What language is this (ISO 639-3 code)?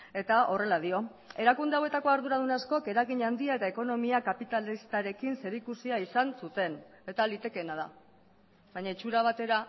eus